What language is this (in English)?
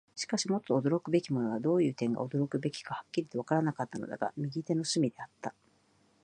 Japanese